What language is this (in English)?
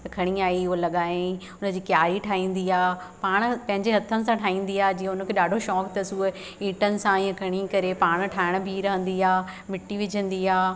Sindhi